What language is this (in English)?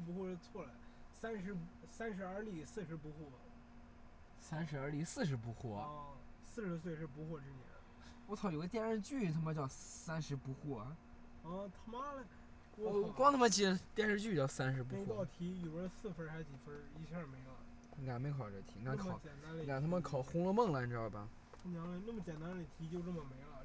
Chinese